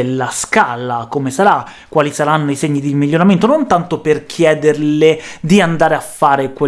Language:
Italian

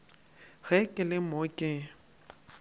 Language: Northern Sotho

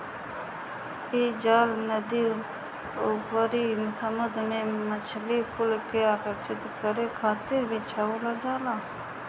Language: Bhojpuri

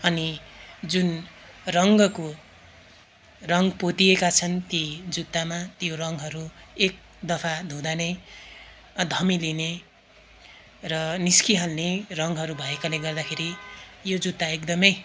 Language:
Nepali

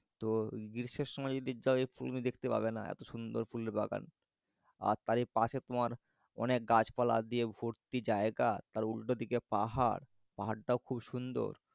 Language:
Bangla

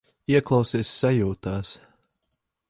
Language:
Latvian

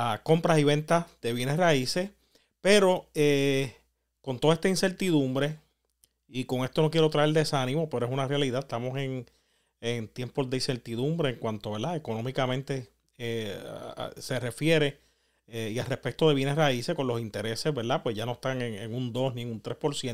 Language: Spanish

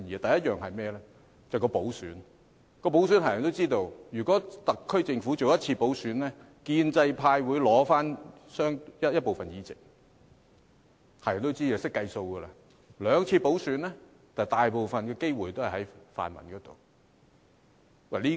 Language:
Cantonese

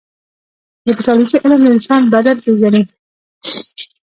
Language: Pashto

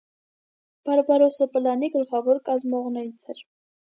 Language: Armenian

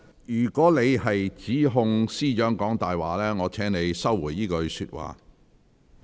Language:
Cantonese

